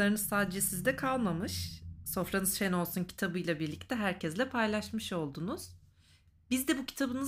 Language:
Turkish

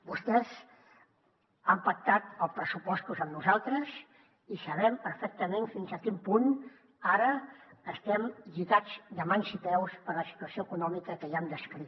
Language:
Catalan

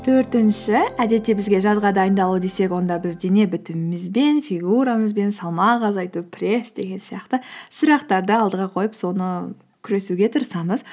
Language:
Kazakh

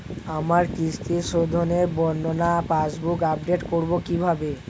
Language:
Bangla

